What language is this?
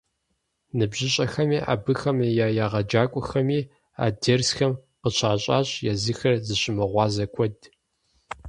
Kabardian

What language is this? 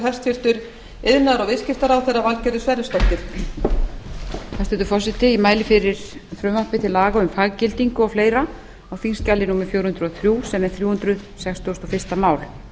Icelandic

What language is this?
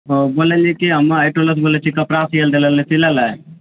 Maithili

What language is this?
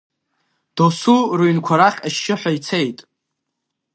Abkhazian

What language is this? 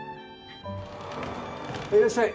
Japanese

